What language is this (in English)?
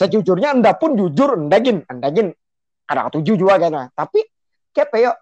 Malay